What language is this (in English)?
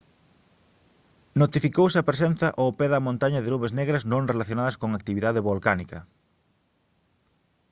Galician